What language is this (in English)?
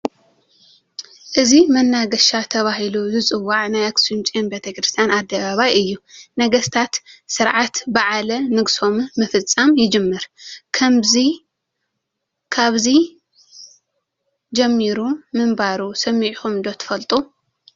Tigrinya